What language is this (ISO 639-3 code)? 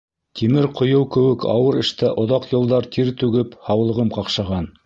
bak